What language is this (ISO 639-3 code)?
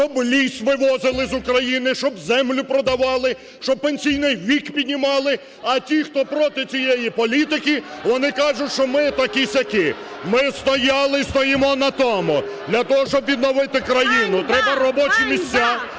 ukr